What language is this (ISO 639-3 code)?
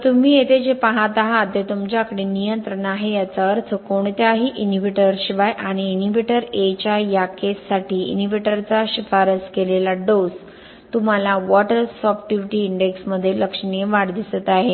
mar